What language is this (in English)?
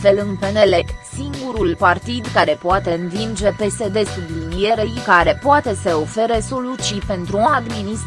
Romanian